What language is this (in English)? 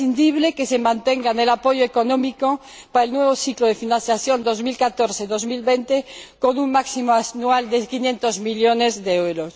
Spanish